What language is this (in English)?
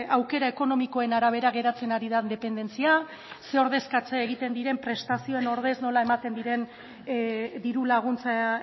Basque